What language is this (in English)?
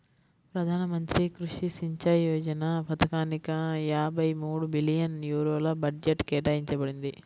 Telugu